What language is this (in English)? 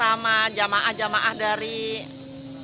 Indonesian